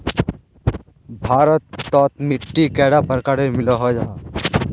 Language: Magahi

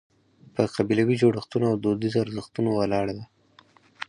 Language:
Pashto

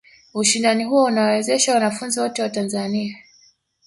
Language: Swahili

